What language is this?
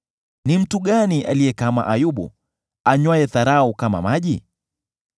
Swahili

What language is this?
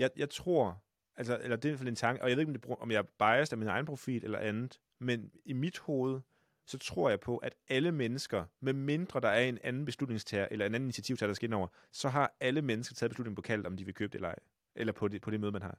Danish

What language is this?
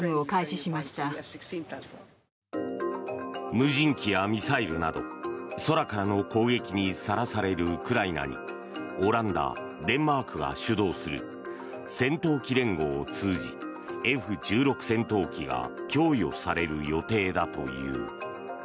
Japanese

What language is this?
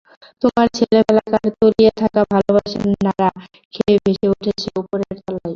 Bangla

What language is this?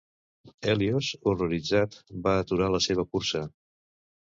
Catalan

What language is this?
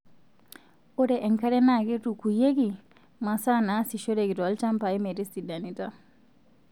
Masai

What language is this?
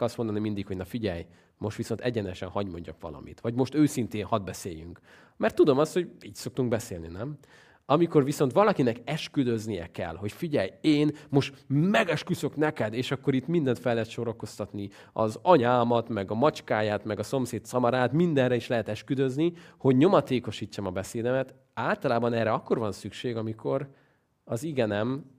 Hungarian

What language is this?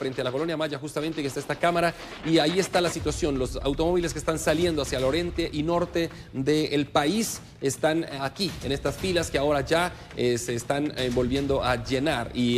Spanish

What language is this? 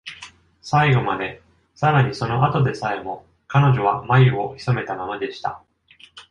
Japanese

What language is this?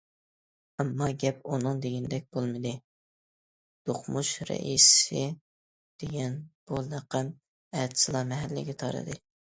Uyghur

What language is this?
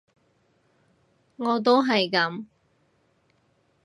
Cantonese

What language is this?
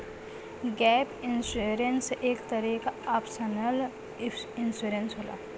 Bhojpuri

